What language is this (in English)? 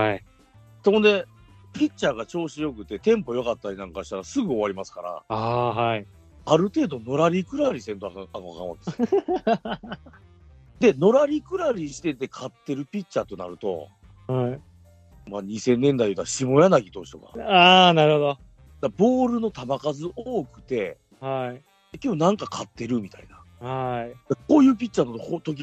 Japanese